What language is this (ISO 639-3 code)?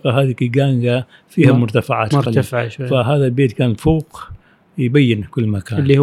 ara